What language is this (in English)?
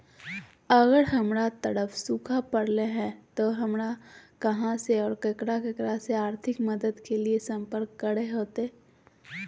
Magahi